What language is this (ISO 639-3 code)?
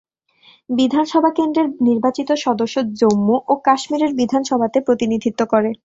ben